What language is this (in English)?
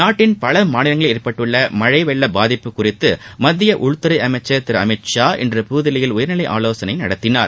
Tamil